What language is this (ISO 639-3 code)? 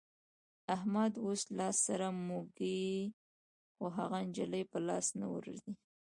pus